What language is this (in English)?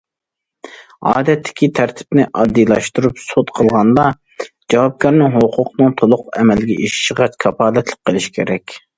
Uyghur